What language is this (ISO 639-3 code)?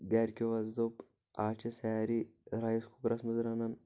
kas